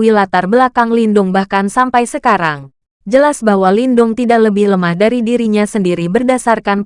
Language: Indonesian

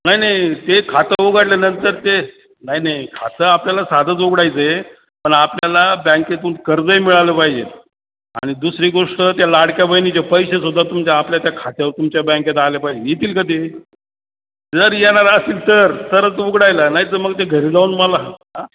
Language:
Marathi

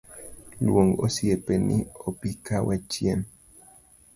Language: Luo (Kenya and Tanzania)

